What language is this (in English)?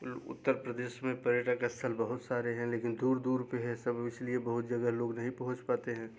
Hindi